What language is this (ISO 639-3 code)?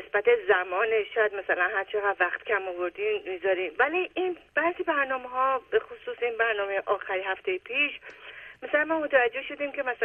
fas